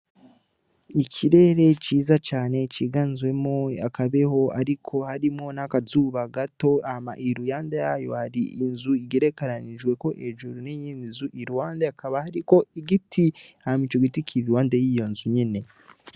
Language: Rundi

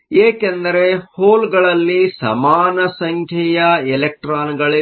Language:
Kannada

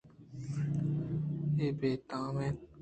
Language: Eastern Balochi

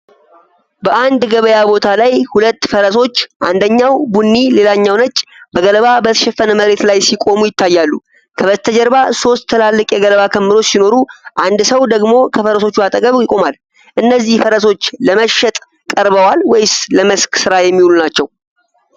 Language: Amharic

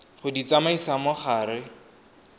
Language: Tswana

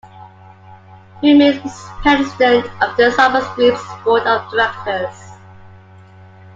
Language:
English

